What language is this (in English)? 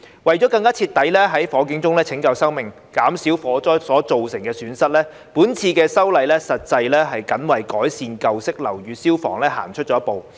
Cantonese